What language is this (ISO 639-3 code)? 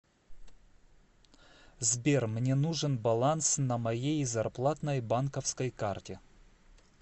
rus